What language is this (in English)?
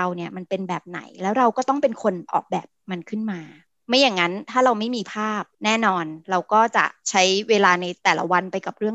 Thai